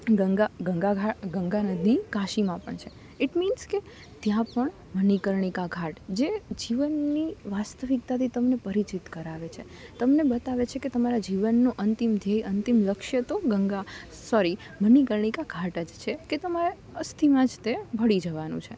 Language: Gujarati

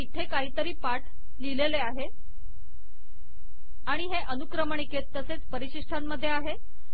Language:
Marathi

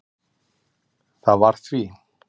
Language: Icelandic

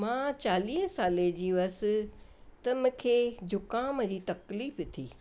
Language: Sindhi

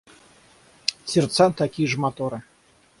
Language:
Russian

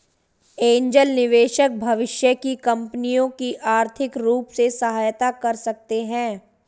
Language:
Hindi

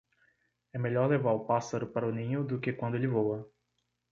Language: Portuguese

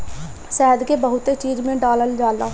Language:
Bhojpuri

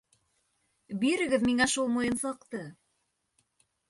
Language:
Bashkir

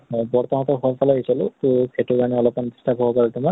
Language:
Assamese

